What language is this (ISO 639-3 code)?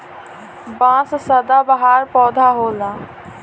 bho